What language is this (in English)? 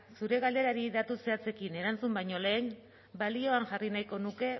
Basque